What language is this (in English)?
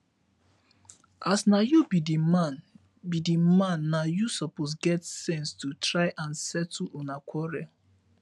Nigerian Pidgin